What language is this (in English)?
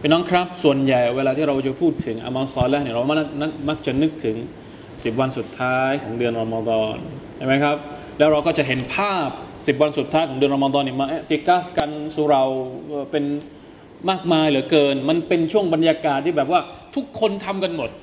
Thai